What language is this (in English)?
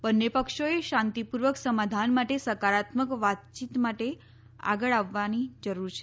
Gujarati